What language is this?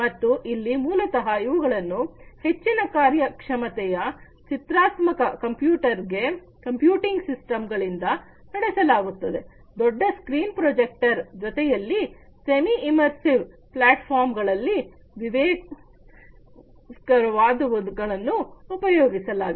Kannada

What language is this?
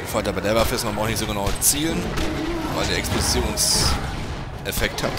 German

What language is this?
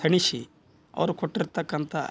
Kannada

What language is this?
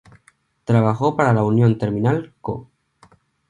Spanish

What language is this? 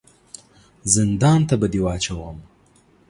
Pashto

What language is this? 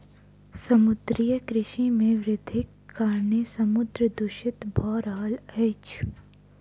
Maithili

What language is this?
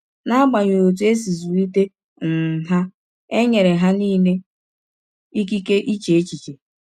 Igbo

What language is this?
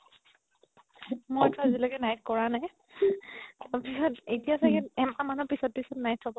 Assamese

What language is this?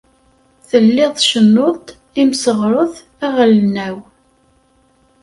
Kabyle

